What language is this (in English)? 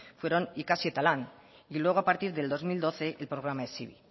Spanish